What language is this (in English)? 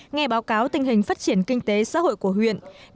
Vietnamese